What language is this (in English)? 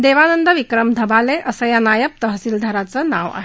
Marathi